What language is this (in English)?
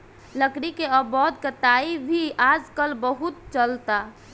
Bhojpuri